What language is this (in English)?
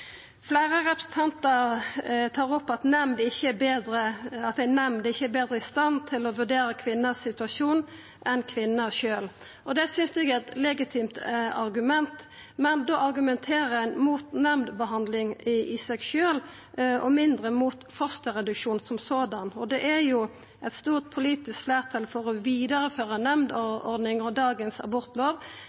Norwegian Nynorsk